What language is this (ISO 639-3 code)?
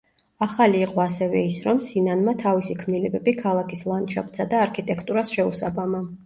kat